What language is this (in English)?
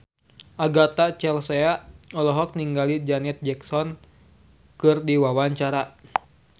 Sundanese